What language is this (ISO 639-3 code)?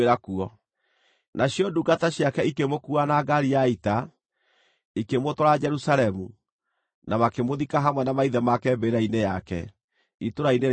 kik